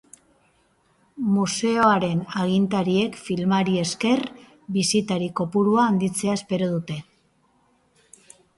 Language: Basque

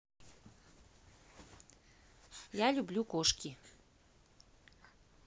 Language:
Russian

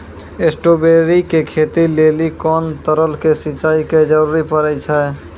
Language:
Maithili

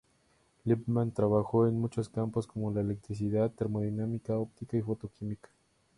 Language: Spanish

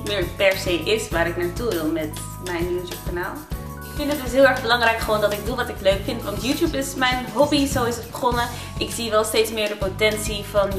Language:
Dutch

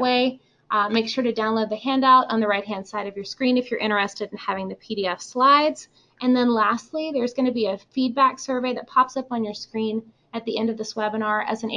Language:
English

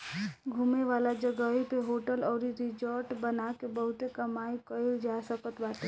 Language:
Bhojpuri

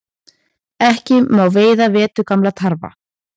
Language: Icelandic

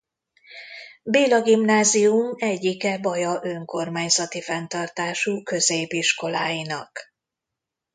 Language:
Hungarian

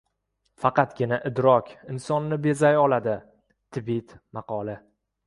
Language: Uzbek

